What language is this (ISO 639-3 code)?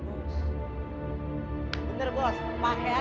ind